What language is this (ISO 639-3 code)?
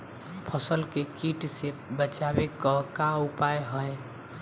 bho